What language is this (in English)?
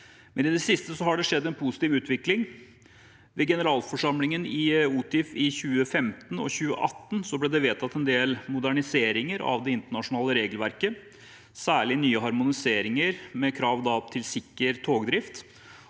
Norwegian